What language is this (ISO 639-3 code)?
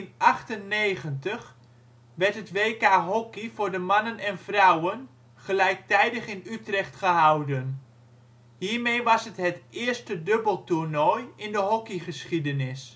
nld